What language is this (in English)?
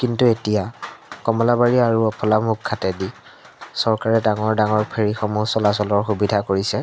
Assamese